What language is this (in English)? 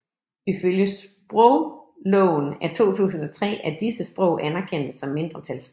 Danish